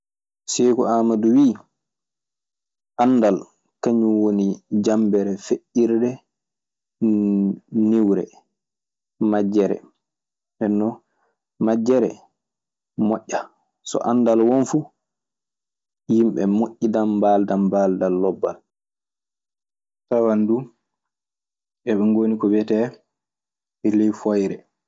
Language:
Maasina Fulfulde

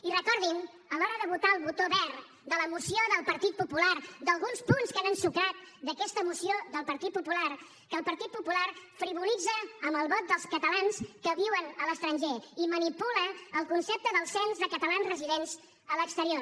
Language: Catalan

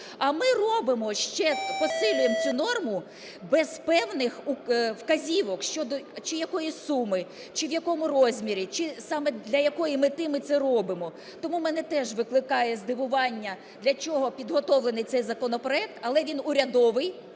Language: Ukrainian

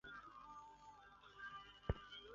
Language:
Chinese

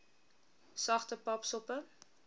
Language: Afrikaans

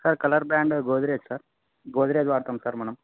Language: Telugu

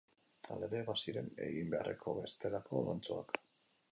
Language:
Basque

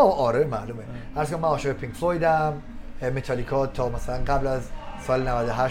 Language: Persian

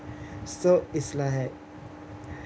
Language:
English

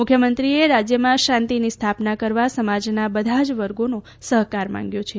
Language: Gujarati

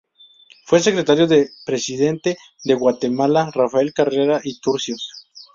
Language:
Spanish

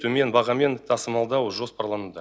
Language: Kazakh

